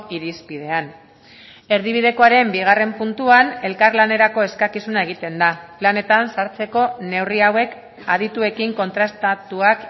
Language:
Basque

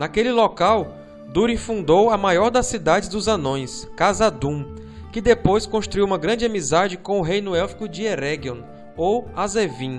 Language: Portuguese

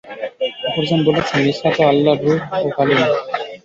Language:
Bangla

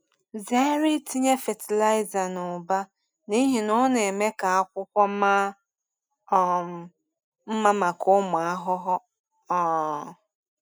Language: Igbo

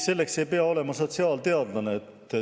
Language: Estonian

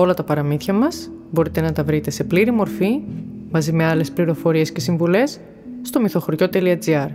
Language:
Greek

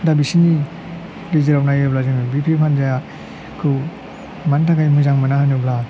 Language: Bodo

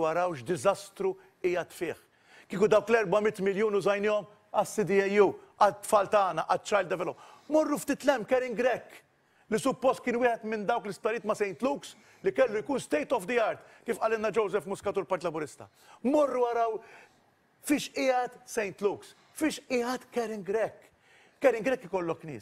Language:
Arabic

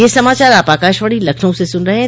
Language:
Hindi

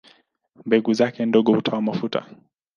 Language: Swahili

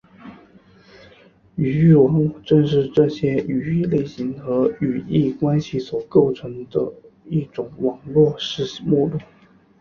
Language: Chinese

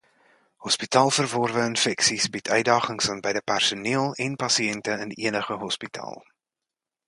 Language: Afrikaans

